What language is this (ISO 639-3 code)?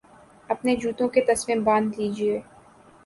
urd